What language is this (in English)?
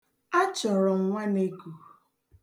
Igbo